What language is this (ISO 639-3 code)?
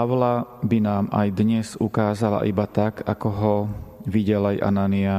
slk